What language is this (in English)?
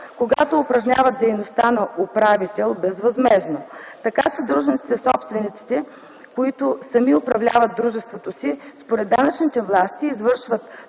Bulgarian